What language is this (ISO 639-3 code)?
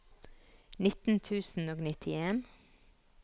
nor